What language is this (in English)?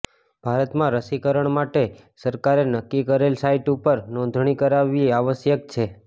Gujarati